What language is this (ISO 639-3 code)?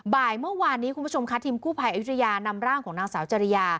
tha